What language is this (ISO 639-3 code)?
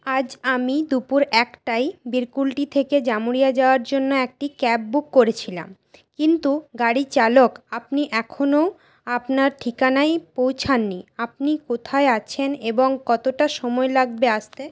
ben